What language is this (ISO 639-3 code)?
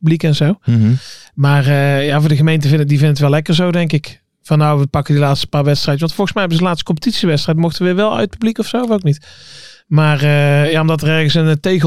nld